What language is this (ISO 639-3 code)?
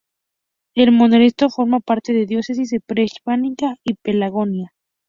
spa